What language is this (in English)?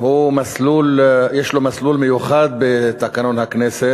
Hebrew